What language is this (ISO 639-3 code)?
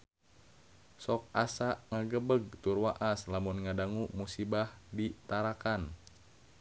sun